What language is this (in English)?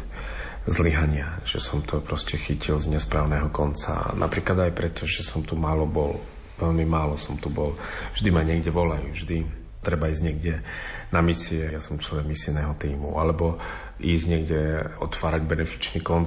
Slovak